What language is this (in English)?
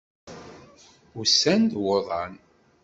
Kabyle